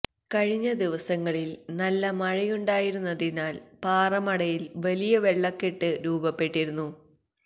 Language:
Malayalam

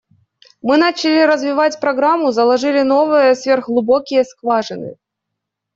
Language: Russian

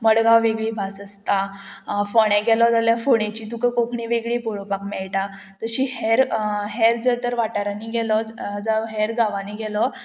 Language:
Konkani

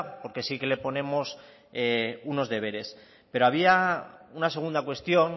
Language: Spanish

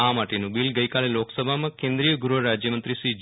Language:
Gujarati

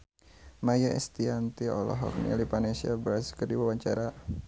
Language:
Sundanese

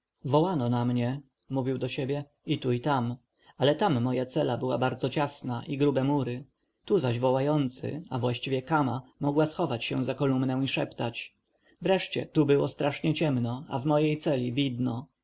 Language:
Polish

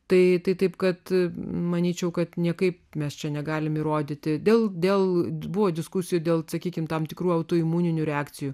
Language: Lithuanian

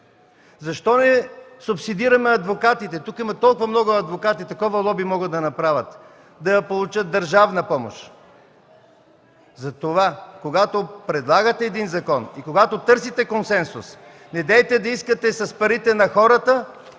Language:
Bulgarian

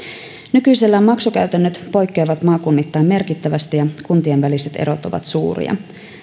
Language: Finnish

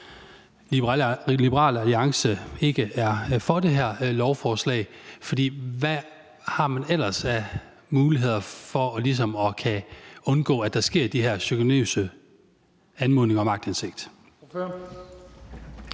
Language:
Danish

